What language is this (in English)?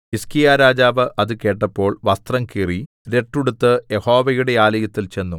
Malayalam